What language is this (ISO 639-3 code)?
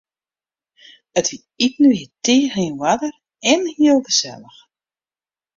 fry